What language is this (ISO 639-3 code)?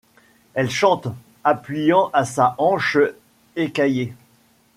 fra